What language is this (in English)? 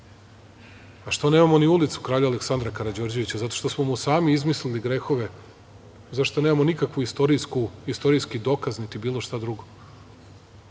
Serbian